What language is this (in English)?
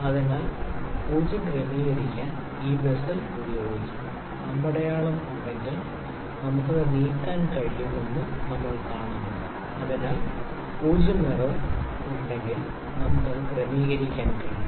Malayalam